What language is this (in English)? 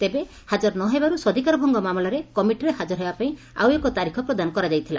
Odia